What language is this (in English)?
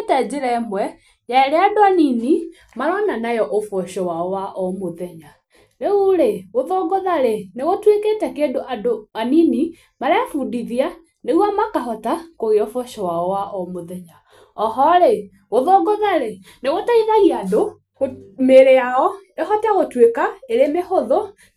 Kikuyu